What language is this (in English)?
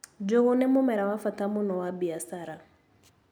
Kikuyu